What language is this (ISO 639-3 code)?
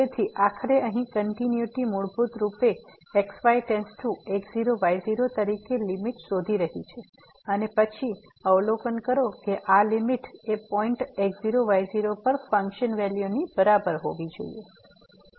guj